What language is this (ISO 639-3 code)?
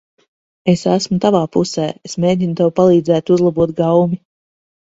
lav